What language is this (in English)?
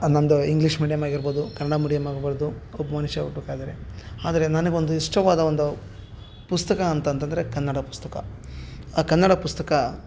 Kannada